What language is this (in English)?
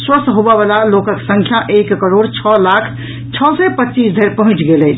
Maithili